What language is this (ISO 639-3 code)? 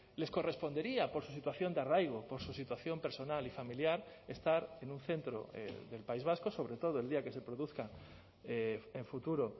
spa